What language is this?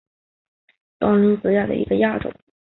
Chinese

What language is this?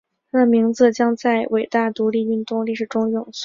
Chinese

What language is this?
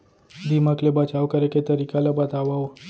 Chhattisgarhi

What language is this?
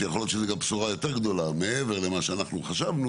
Hebrew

